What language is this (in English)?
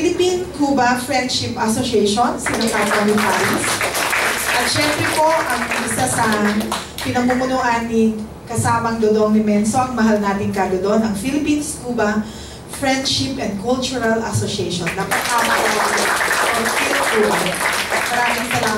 Filipino